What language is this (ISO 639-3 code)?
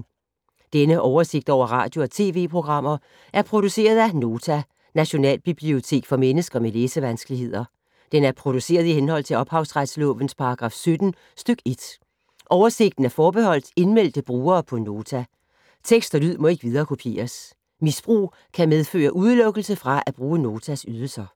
dan